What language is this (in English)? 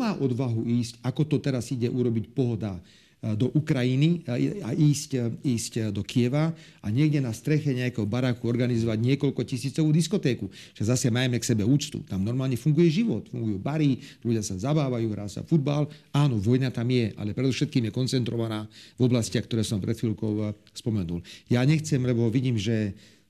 Slovak